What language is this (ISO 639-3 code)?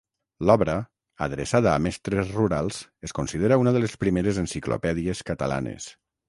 cat